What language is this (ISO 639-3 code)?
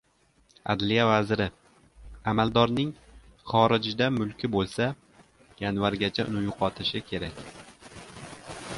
uzb